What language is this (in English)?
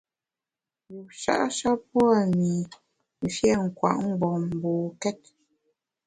Bamun